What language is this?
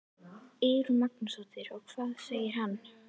Icelandic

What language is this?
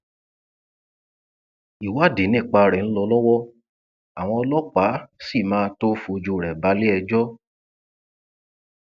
Yoruba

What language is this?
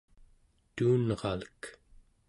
Central Yupik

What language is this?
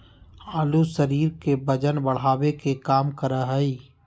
Magahi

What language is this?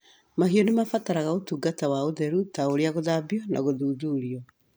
Kikuyu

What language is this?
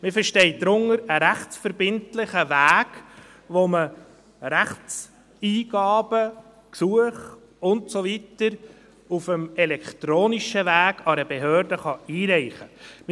Swiss German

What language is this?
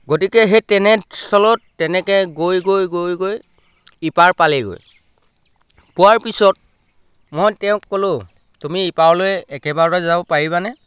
Assamese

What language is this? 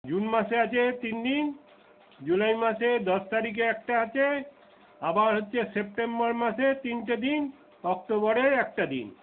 Bangla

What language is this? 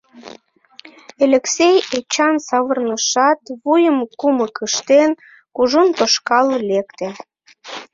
Mari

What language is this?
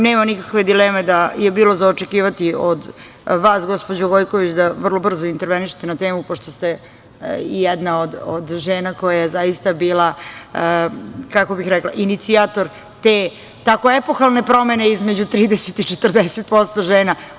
Serbian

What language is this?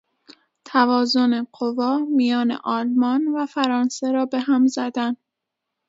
Persian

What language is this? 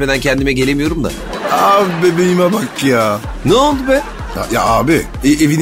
Turkish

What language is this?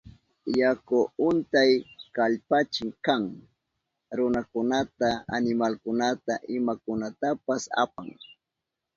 Southern Pastaza Quechua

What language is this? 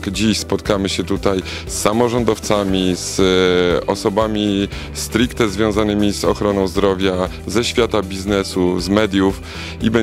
Polish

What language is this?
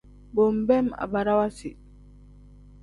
Tem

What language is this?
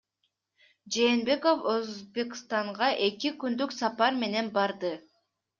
Kyrgyz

